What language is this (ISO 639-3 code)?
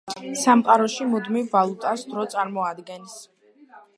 kat